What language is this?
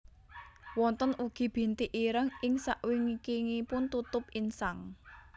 Javanese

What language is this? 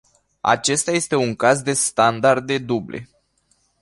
Romanian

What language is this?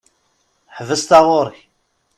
Kabyle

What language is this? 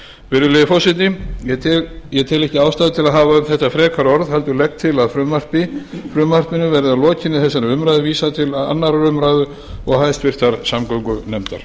Icelandic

